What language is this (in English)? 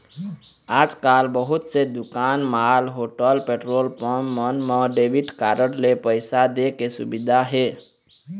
Chhattisgarhi